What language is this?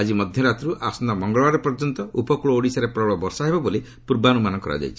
Odia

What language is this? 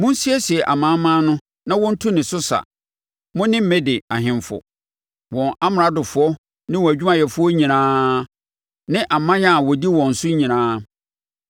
Akan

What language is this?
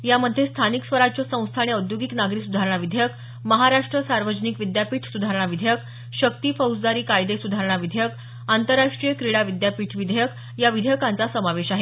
Marathi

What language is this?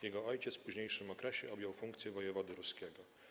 Polish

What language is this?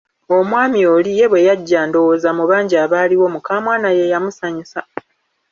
Ganda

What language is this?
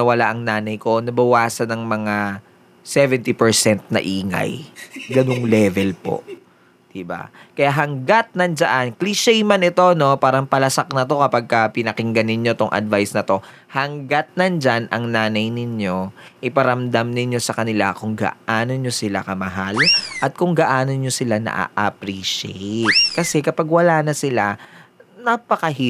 Filipino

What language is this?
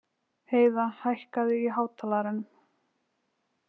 Icelandic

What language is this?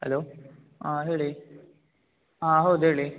Kannada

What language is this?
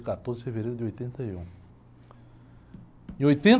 Portuguese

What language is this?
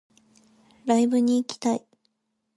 Japanese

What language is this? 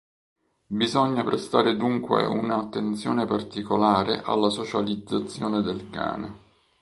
Italian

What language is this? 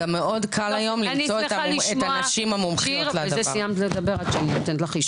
Hebrew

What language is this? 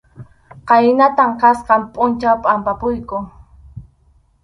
Arequipa-La Unión Quechua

